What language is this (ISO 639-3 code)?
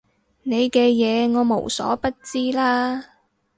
yue